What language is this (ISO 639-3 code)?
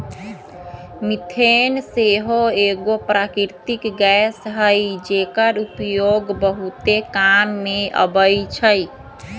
mag